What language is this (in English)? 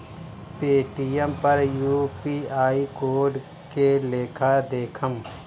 Bhojpuri